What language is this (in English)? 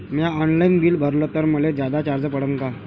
Marathi